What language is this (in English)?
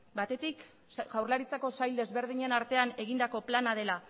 Basque